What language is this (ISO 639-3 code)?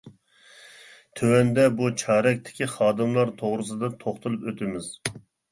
uig